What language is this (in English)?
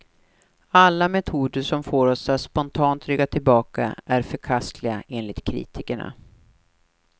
Swedish